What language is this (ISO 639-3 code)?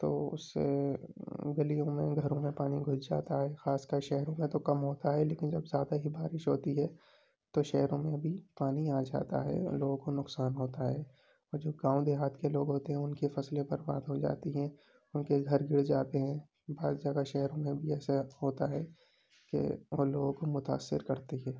urd